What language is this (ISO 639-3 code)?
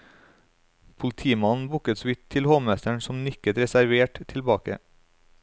nor